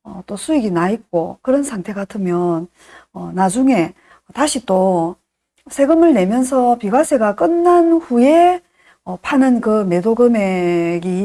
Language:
Korean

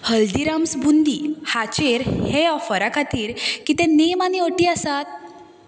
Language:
Konkani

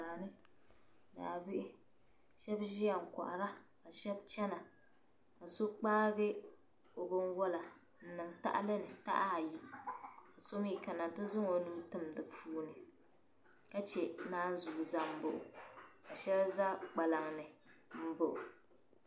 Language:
Dagbani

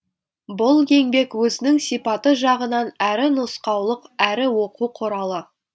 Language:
Kazakh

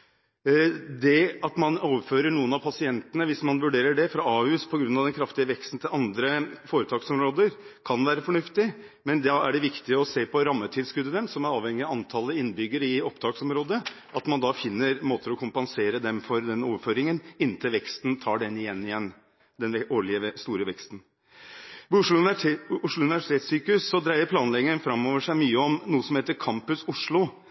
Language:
Norwegian Bokmål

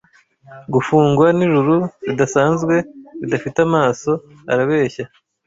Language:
Kinyarwanda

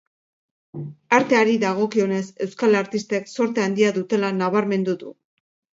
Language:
Basque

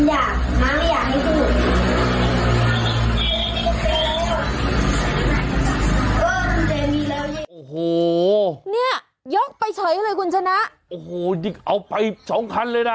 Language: Thai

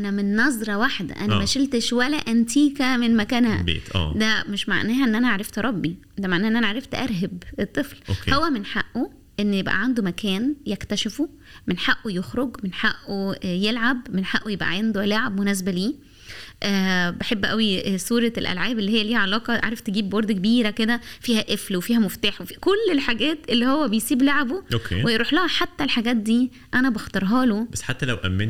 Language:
Arabic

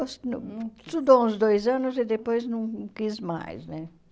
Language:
Portuguese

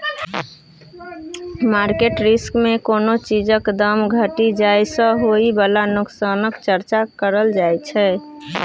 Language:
Maithili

